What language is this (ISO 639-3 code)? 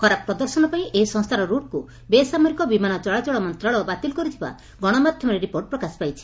ori